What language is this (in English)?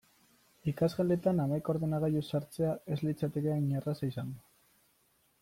Basque